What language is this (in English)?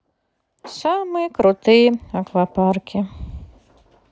Russian